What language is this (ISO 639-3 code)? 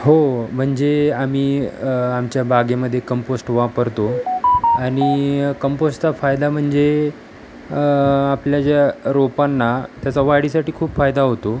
mar